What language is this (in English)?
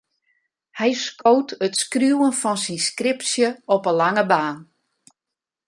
Western Frisian